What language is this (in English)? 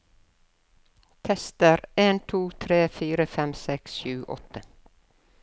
Norwegian